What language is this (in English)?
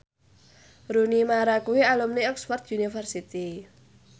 Javanese